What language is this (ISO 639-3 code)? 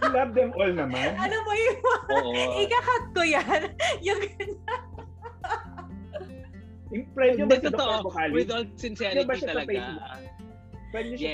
fil